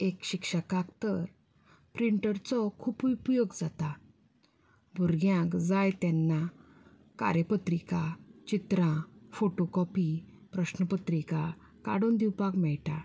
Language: Konkani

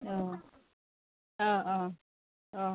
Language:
Assamese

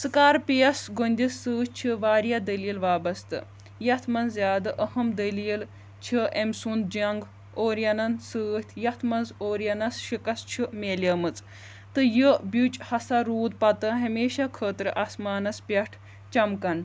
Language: Kashmiri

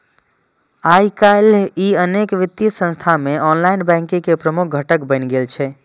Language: Maithili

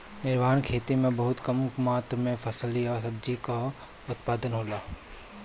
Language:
Bhojpuri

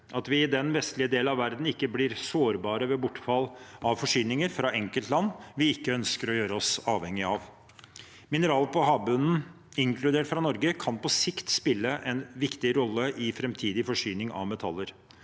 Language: Norwegian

